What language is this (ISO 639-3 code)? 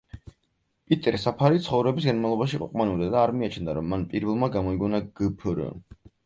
kat